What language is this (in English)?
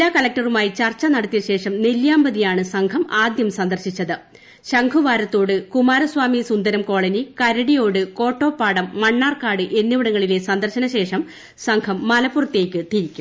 Malayalam